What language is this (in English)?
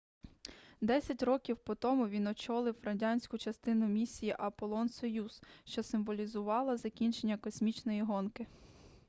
Ukrainian